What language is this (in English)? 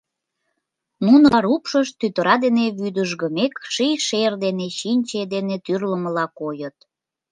Mari